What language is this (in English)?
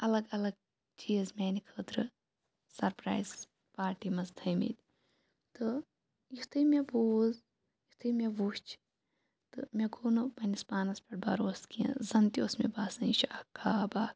Kashmiri